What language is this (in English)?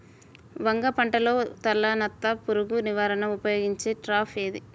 Telugu